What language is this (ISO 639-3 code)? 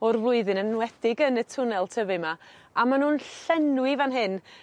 cym